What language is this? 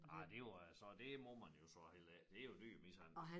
Danish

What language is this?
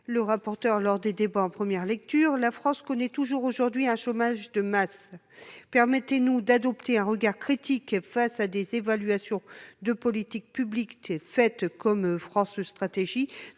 French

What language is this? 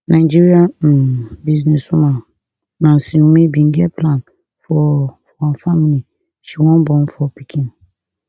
Nigerian Pidgin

